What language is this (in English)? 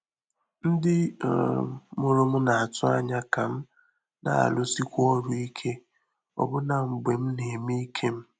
Igbo